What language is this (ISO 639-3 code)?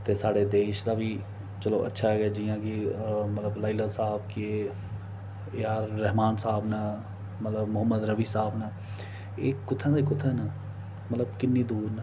doi